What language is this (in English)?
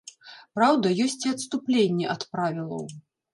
Belarusian